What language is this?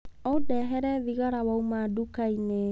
Kikuyu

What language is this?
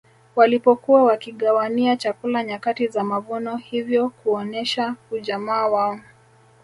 Swahili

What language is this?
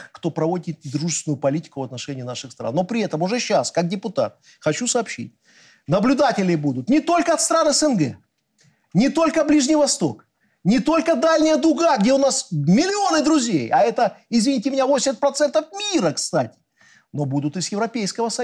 Russian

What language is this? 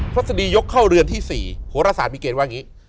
Thai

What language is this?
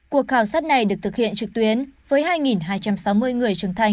Vietnamese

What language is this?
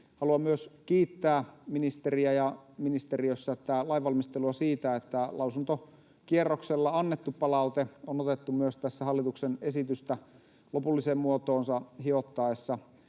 Finnish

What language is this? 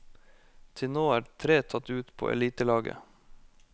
Norwegian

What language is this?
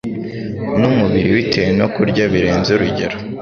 Kinyarwanda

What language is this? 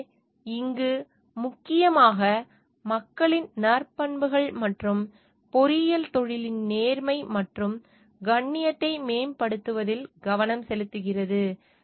Tamil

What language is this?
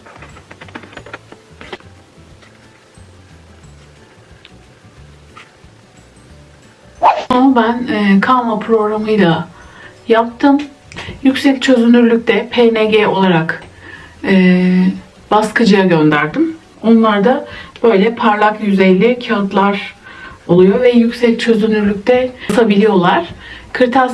Turkish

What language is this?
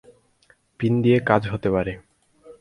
Bangla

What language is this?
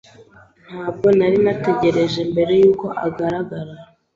Kinyarwanda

